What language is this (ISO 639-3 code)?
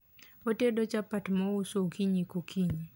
luo